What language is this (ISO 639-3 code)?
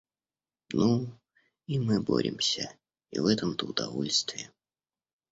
rus